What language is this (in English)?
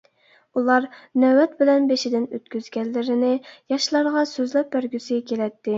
Uyghur